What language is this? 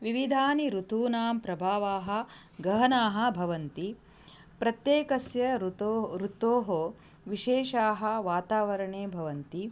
Sanskrit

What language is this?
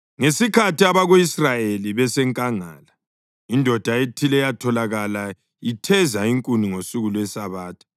North Ndebele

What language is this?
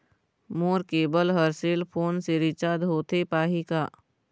Chhattisgarhi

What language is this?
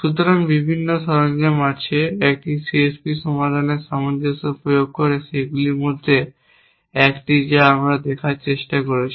Bangla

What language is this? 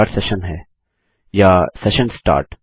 Hindi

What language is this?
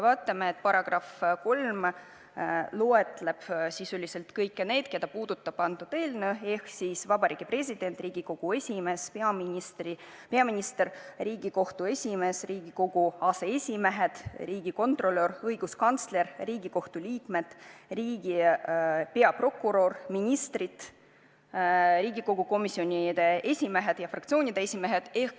Estonian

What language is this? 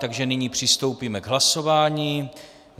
Czech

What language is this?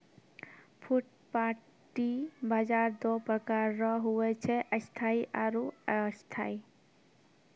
Maithili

